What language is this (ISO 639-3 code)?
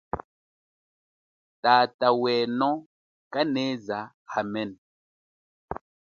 cjk